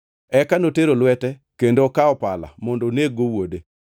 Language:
Luo (Kenya and Tanzania)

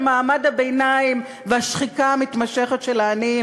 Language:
Hebrew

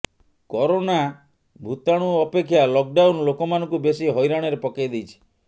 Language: Odia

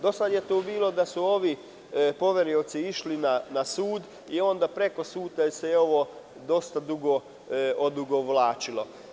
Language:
Serbian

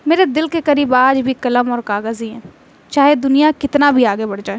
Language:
Urdu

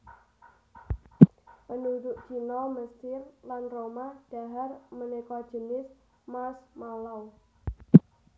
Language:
Javanese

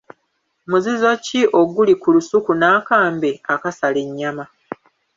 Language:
Ganda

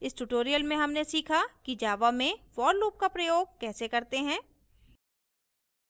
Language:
Hindi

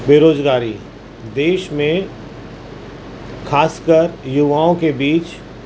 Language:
Urdu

